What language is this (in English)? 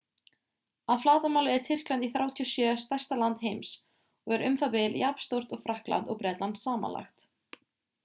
Icelandic